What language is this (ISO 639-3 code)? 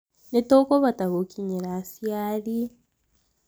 kik